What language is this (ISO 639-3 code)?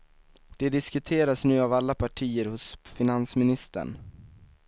swe